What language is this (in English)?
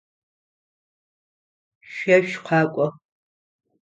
Adyghe